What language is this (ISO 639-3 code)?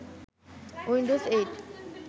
ben